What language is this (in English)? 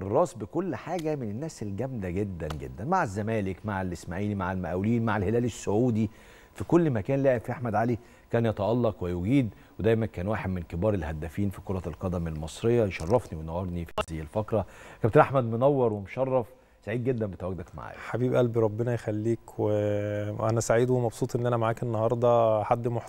Arabic